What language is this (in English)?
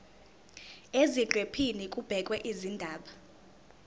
Zulu